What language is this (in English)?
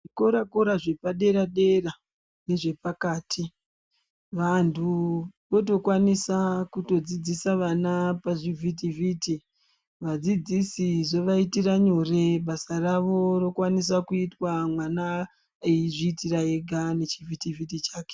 Ndau